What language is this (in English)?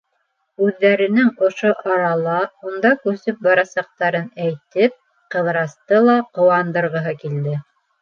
Bashkir